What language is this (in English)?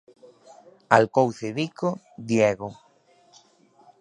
Galician